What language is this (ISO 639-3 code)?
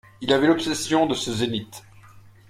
fra